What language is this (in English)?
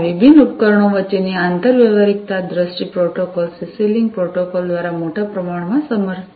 Gujarati